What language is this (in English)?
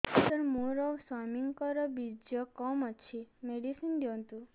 Odia